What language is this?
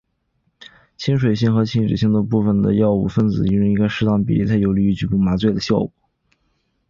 Chinese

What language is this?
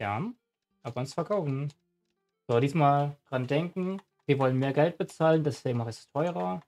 German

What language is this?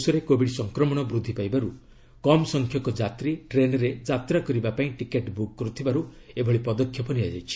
Odia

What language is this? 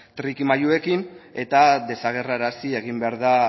Basque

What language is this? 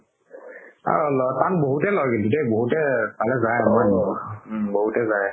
Assamese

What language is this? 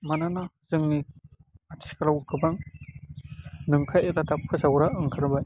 Bodo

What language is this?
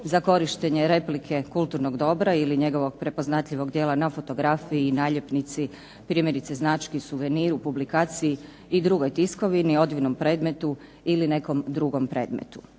Croatian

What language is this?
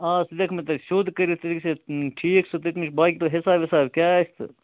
Kashmiri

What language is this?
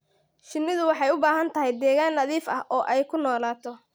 Somali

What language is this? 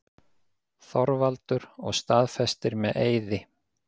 Icelandic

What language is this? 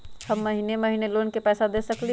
Magahi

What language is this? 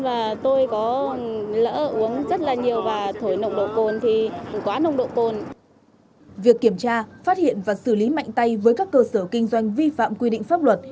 Vietnamese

